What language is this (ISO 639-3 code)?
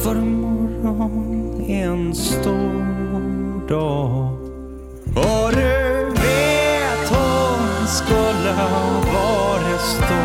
swe